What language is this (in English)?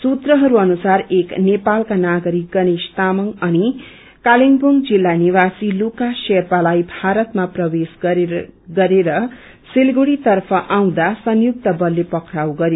Nepali